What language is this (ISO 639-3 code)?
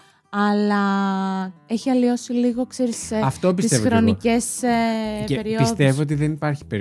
ell